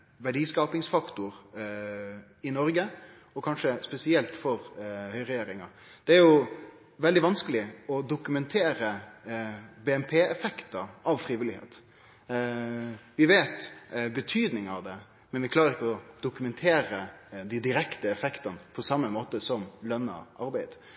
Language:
Norwegian Nynorsk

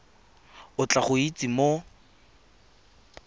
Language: Tswana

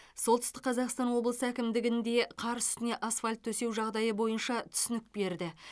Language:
Kazakh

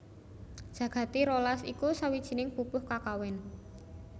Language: Javanese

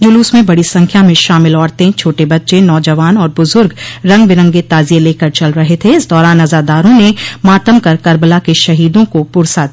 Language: Hindi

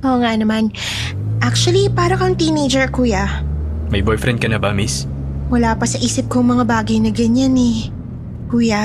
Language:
Filipino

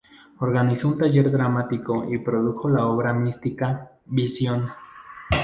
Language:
Spanish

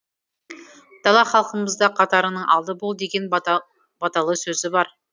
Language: Kazakh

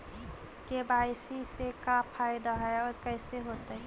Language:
Magahi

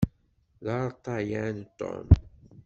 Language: Kabyle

